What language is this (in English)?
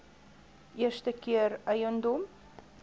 Afrikaans